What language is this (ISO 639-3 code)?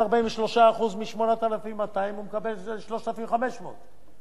heb